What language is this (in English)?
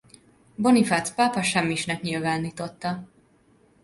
Hungarian